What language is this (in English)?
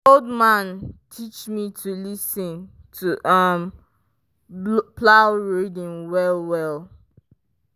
Nigerian Pidgin